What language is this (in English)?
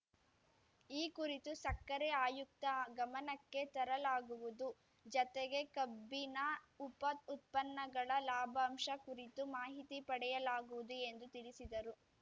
Kannada